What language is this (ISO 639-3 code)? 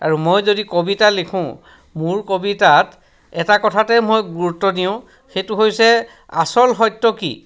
asm